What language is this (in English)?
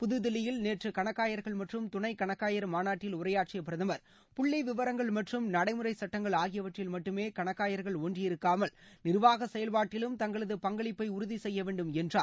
Tamil